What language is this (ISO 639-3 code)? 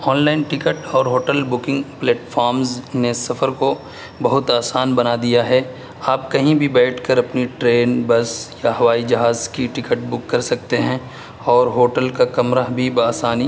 urd